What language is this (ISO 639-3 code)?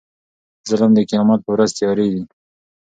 pus